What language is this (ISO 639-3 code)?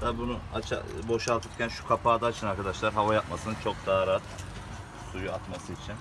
tur